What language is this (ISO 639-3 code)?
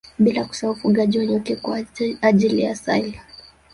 swa